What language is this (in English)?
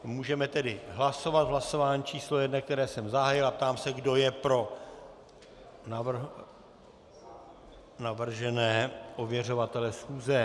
Czech